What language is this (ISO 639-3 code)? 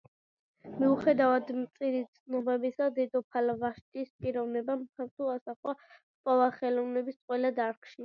kat